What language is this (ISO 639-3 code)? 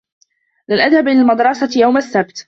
ara